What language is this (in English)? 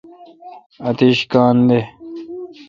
Kalkoti